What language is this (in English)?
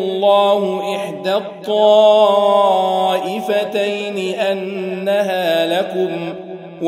Arabic